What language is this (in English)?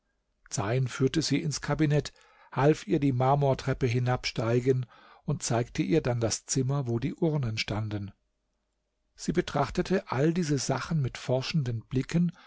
German